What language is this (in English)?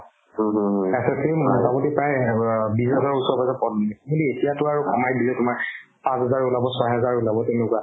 Assamese